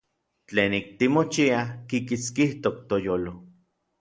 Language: Orizaba Nahuatl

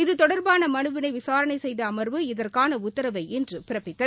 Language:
Tamil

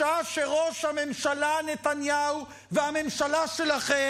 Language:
Hebrew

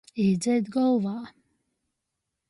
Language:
Latgalian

